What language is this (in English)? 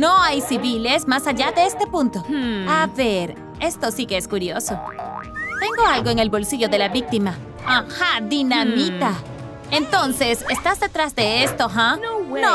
Spanish